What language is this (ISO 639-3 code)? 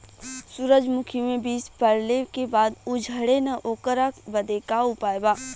bho